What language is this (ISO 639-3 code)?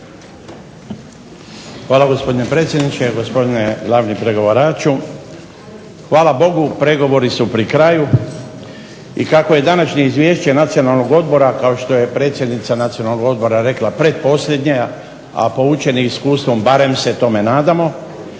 hrv